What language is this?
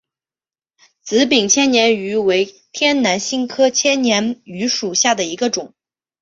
Chinese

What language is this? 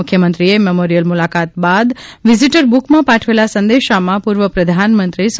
Gujarati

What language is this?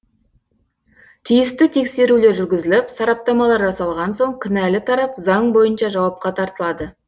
Kazakh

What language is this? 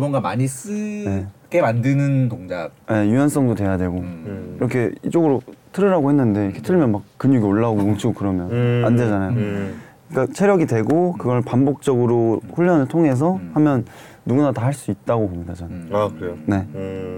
Korean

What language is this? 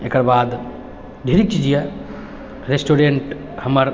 Maithili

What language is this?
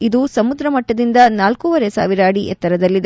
Kannada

